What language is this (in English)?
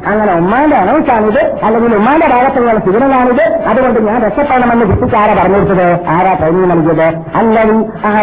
Malayalam